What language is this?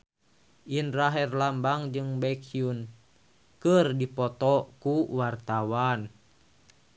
Sundanese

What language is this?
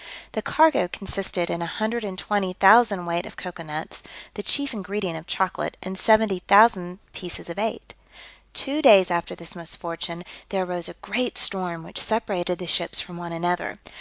English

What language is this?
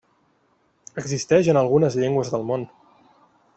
Catalan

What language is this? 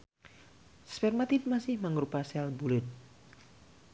Sundanese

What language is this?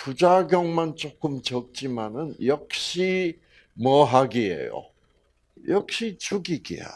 Korean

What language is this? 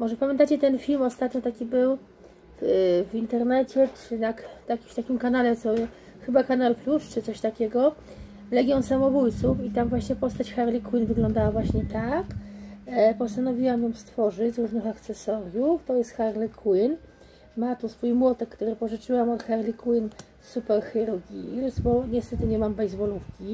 Polish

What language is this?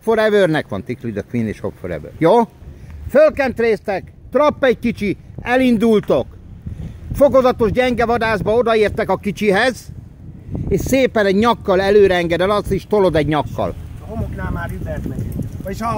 Hungarian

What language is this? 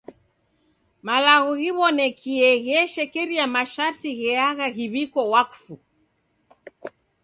Taita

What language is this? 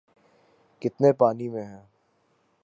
Urdu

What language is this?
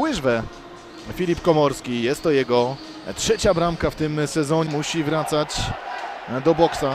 Polish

